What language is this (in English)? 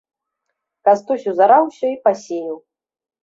Belarusian